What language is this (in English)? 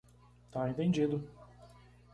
Portuguese